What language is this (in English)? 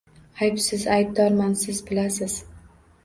Uzbek